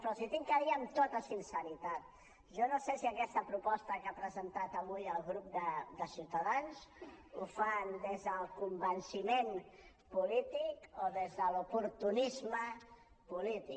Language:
Catalan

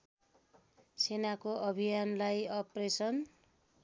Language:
Nepali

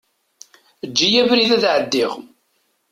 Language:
Kabyle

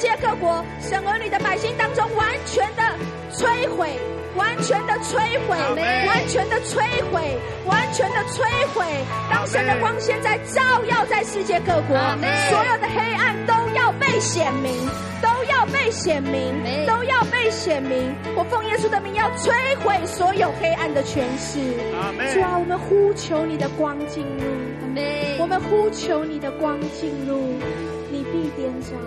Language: Chinese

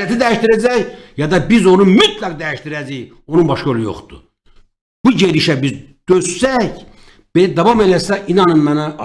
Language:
Turkish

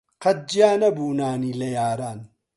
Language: Central Kurdish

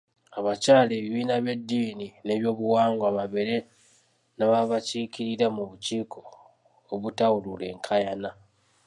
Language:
Ganda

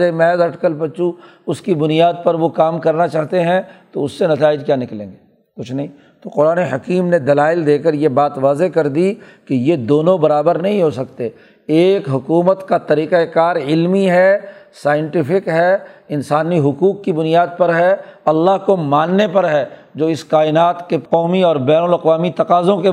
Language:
Urdu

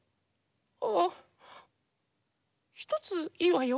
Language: Japanese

